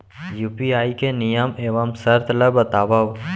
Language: Chhattisgarhi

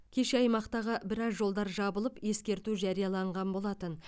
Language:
Kazakh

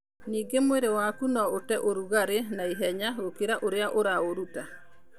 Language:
Kikuyu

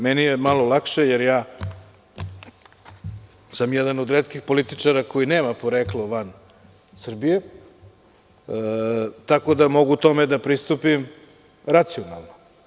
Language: Serbian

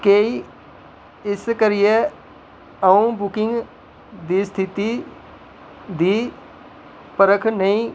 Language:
Dogri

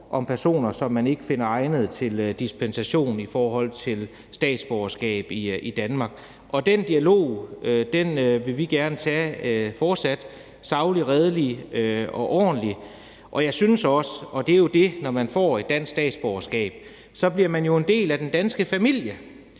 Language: Danish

